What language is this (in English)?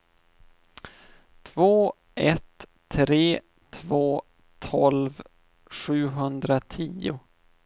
Swedish